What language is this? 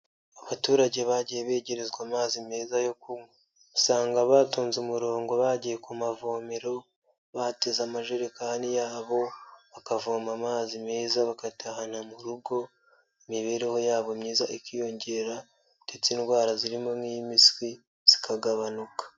Kinyarwanda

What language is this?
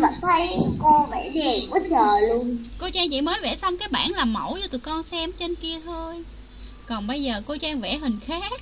Vietnamese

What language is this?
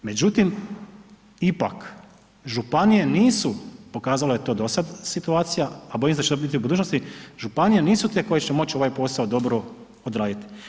Croatian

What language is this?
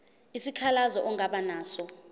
Zulu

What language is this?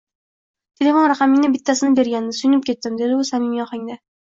Uzbek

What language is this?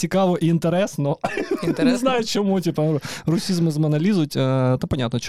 Ukrainian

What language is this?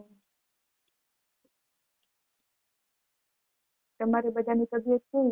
Gujarati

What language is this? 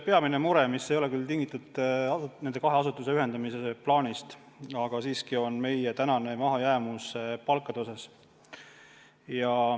Estonian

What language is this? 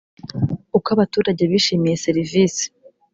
Kinyarwanda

